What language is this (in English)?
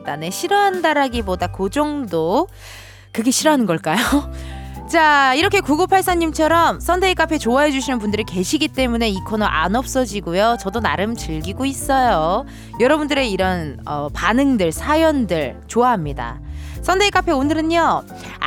Korean